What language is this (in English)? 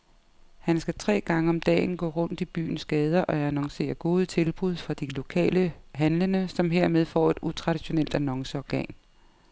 Danish